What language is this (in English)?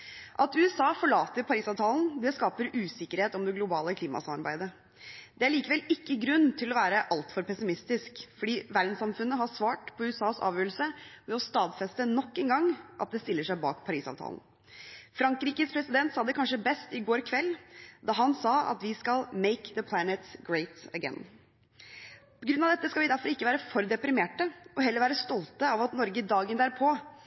Norwegian Bokmål